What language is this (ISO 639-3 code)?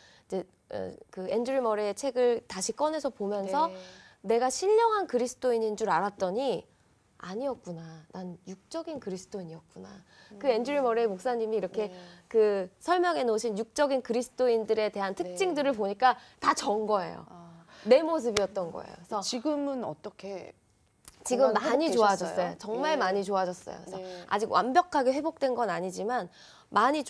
kor